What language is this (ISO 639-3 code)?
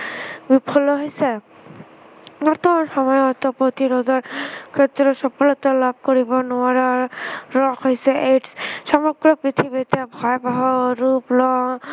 asm